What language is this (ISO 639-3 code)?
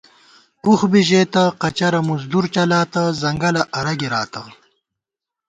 gwt